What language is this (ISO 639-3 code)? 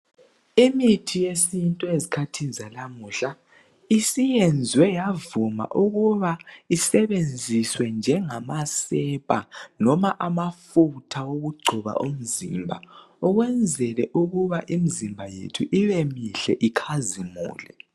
nde